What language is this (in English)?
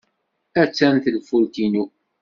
Kabyle